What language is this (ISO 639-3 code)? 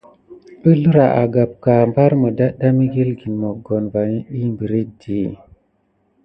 gid